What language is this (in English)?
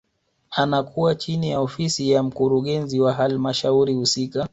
Swahili